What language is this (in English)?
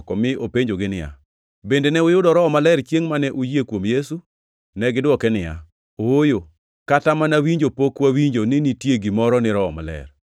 Luo (Kenya and Tanzania)